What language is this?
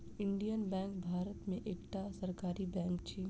Maithili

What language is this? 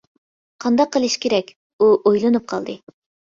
Uyghur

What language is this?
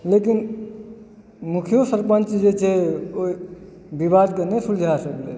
Maithili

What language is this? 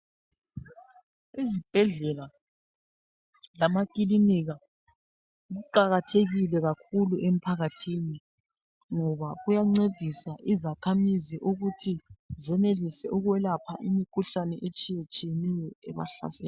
North Ndebele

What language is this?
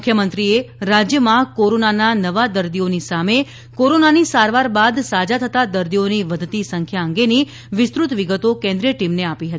Gujarati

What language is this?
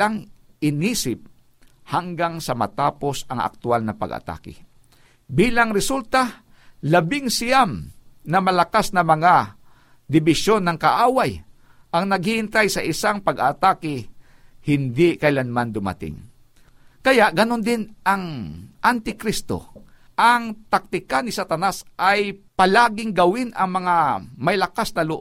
Filipino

